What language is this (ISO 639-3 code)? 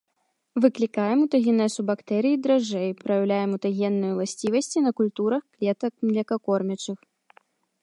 bel